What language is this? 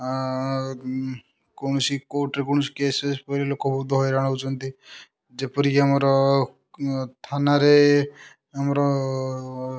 Odia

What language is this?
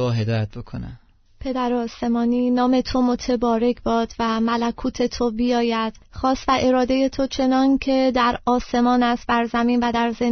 Persian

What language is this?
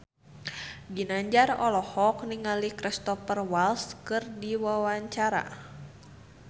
Sundanese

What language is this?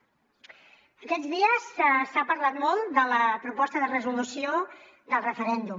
Catalan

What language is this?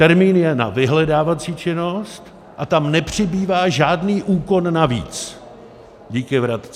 Czech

